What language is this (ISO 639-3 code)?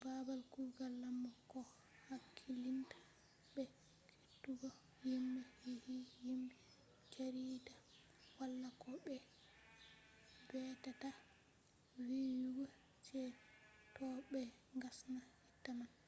ful